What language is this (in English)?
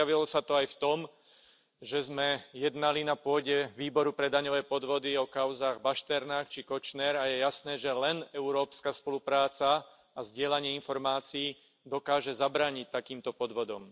Slovak